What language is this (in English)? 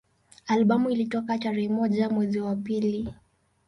Swahili